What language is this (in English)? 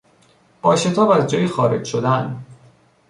Persian